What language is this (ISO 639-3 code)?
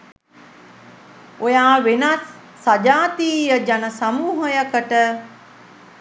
sin